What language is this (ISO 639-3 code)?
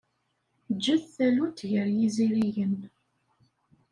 kab